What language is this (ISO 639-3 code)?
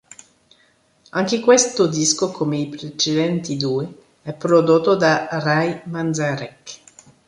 ita